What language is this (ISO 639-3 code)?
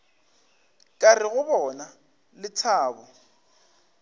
nso